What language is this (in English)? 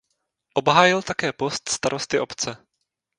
Czech